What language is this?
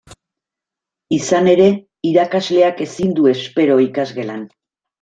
Basque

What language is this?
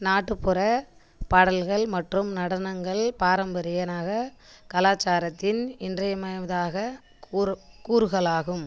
Tamil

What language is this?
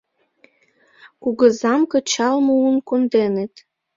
Mari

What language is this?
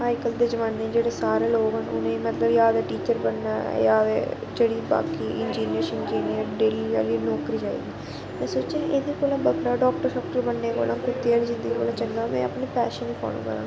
Dogri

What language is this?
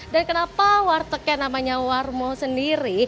Indonesian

